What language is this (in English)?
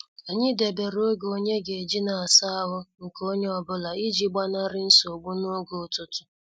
Igbo